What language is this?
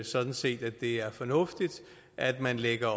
Danish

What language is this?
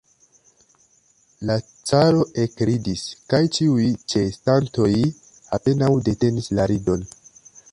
Esperanto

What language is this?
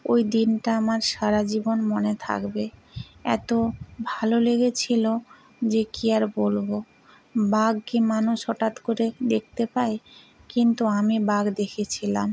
Bangla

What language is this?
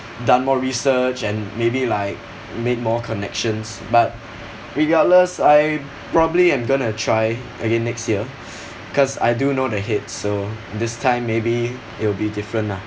English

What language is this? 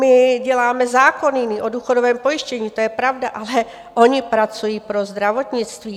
Czech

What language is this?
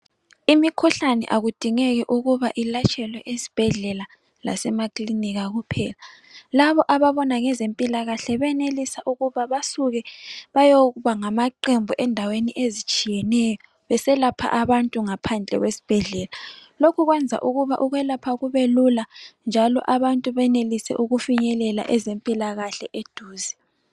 North Ndebele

